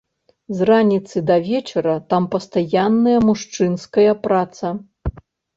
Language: Belarusian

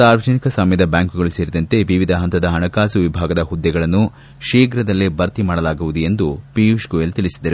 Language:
Kannada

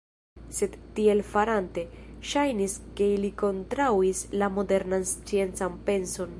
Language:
Esperanto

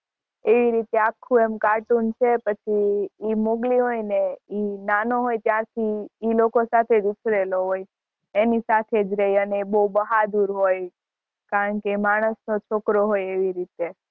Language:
Gujarati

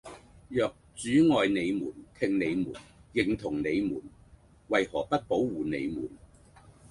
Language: Cantonese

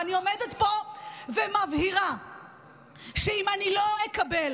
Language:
Hebrew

